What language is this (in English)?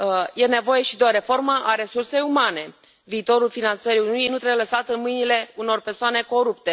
Romanian